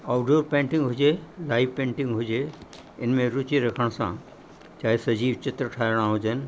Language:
Sindhi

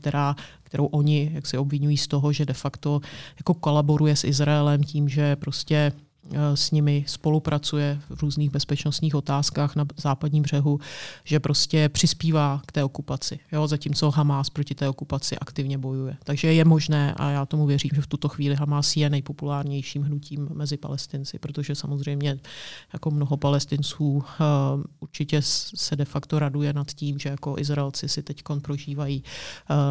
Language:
Czech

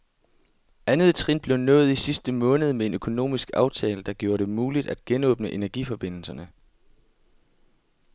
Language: Danish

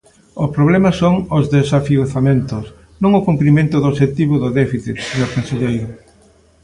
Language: Galician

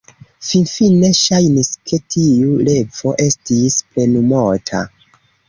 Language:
Esperanto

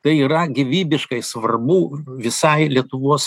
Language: Lithuanian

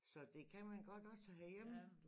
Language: Danish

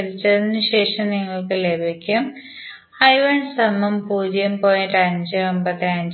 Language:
Malayalam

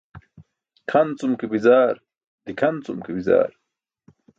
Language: Burushaski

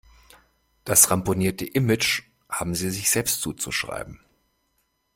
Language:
German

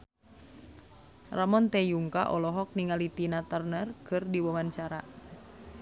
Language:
Sundanese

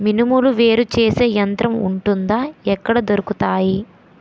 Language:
Telugu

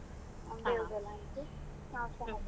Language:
Kannada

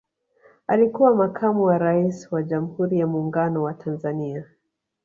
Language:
Swahili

